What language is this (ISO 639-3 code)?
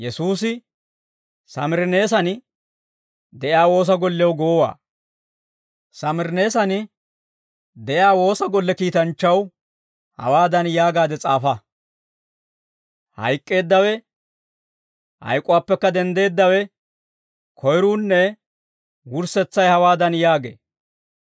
dwr